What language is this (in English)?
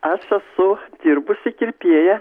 Lithuanian